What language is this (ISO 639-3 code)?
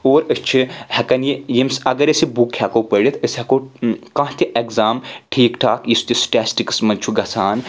kas